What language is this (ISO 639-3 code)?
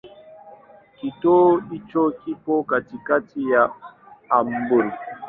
swa